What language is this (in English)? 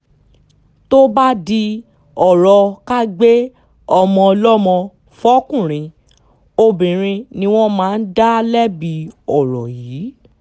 Yoruba